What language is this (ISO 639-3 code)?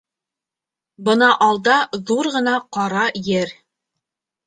bak